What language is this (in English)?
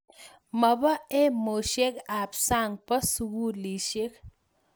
Kalenjin